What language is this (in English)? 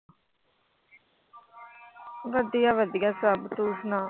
Punjabi